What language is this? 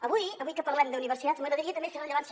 Catalan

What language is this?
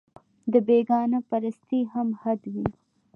Pashto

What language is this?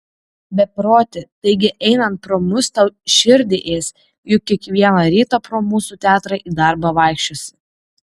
Lithuanian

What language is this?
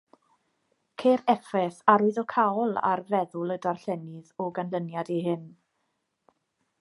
Welsh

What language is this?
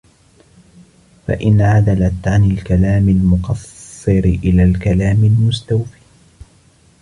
Arabic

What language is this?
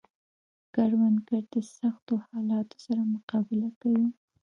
Pashto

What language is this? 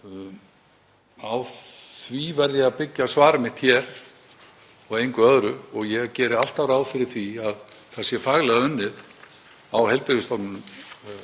Icelandic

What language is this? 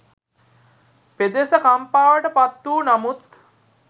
Sinhala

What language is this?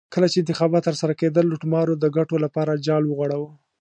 Pashto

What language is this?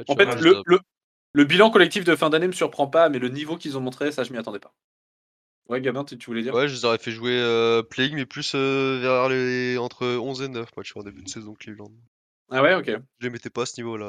French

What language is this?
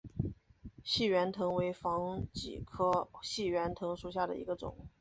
Chinese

